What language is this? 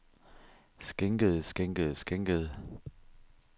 Danish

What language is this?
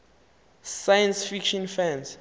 Xhosa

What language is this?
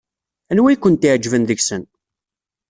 Kabyle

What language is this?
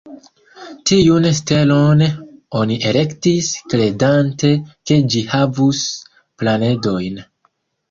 Esperanto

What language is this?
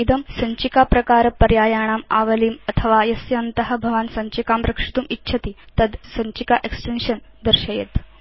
Sanskrit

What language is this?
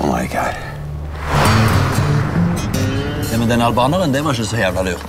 Dutch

